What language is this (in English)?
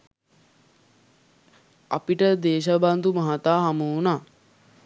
Sinhala